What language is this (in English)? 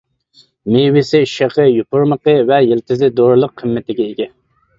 Uyghur